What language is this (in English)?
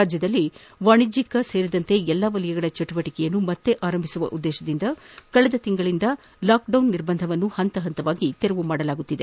Kannada